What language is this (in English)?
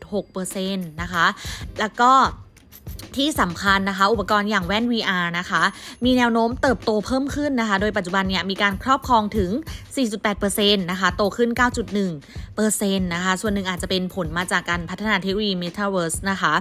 Thai